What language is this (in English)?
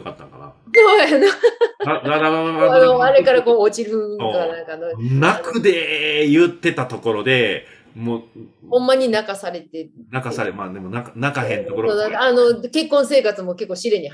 Japanese